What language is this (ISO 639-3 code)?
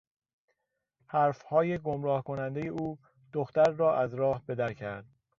fas